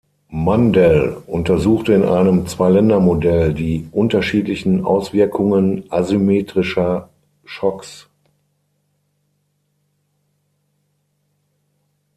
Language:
German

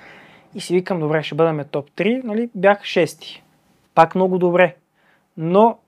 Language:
Bulgarian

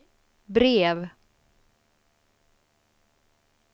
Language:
Swedish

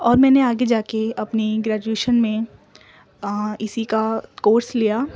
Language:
Urdu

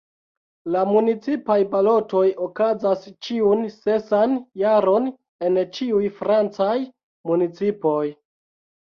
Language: Esperanto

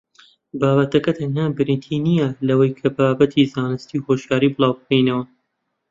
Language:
Central Kurdish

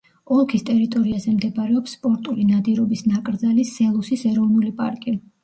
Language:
Georgian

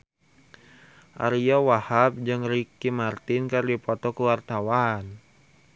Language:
Sundanese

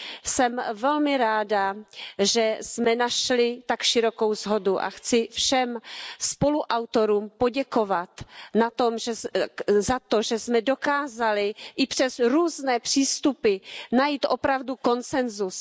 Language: Czech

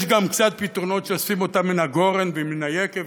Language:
Hebrew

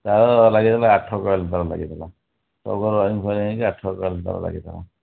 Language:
Odia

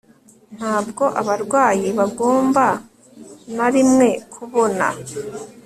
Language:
Kinyarwanda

